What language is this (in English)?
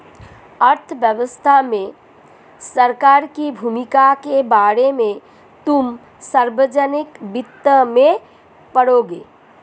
Hindi